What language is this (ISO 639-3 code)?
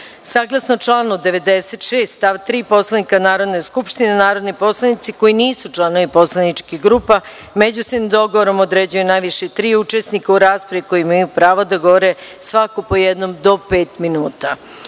srp